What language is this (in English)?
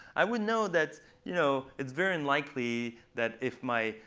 English